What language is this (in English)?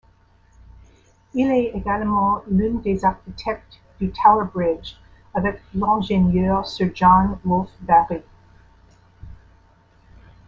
French